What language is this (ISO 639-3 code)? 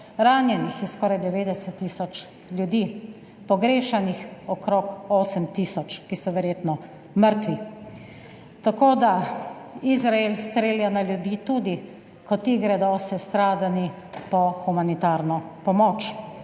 slv